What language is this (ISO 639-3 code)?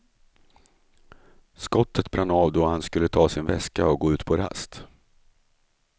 swe